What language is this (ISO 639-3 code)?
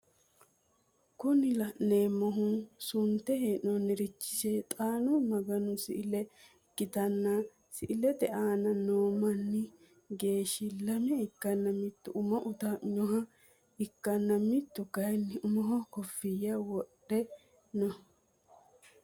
sid